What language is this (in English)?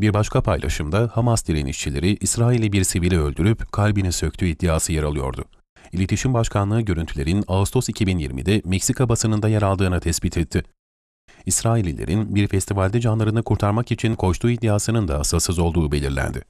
Turkish